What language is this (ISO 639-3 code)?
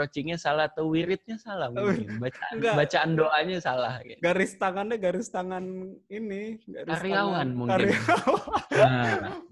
ind